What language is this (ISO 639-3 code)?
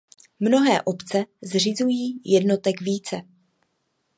ces